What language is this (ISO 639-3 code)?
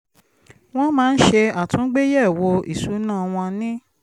yor